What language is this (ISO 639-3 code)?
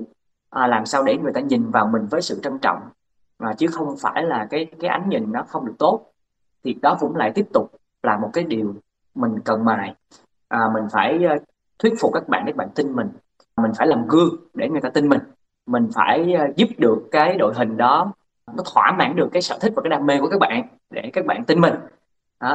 vie